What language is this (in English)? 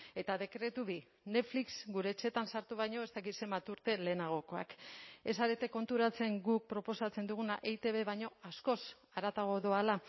Basque